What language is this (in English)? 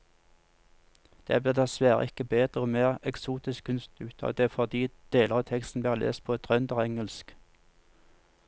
Norwegian